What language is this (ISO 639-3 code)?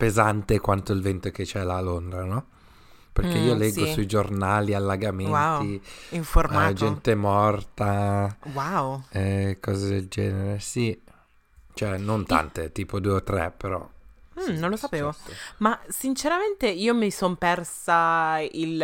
ita